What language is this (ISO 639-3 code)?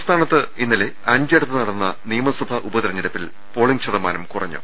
mal